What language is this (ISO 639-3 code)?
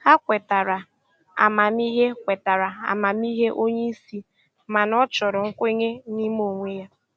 ibo